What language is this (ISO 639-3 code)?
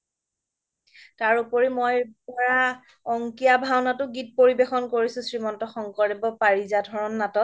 asm